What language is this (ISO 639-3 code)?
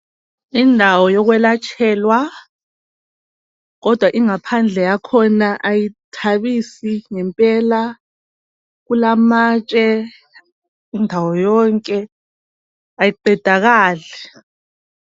nde